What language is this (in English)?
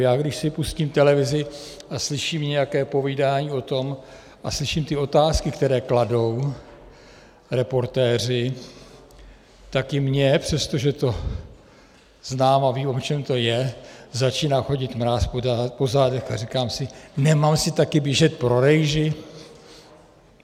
Czech